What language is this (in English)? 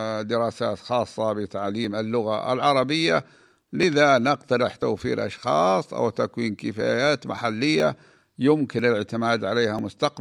Arabic